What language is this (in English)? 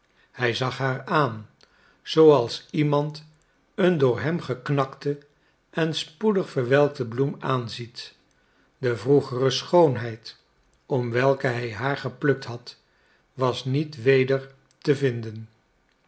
Dutch